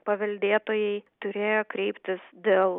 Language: Lithuanian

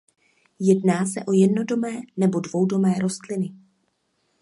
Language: Czech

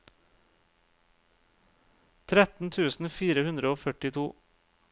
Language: Norwegian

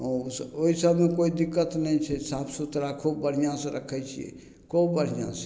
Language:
Maithili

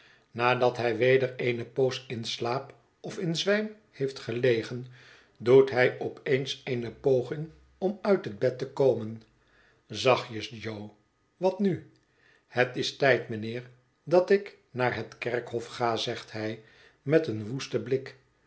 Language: Dutch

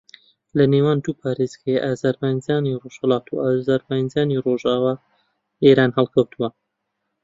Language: Central Kurdish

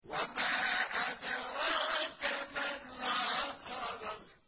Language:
Arabic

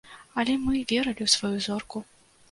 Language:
Belarusian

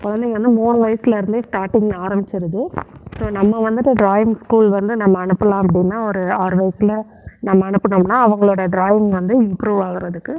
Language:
Tamil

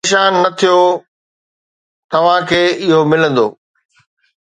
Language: Sindhi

